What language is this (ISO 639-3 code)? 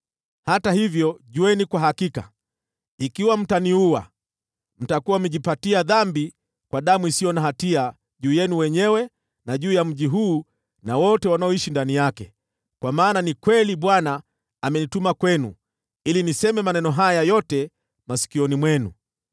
swa